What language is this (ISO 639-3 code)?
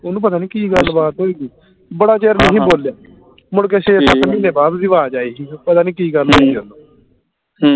pan